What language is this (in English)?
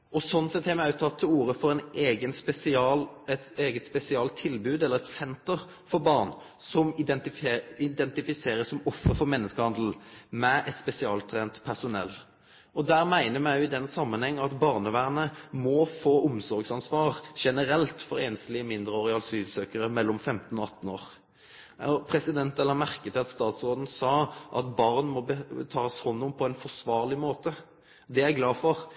Norwegian Nynorsk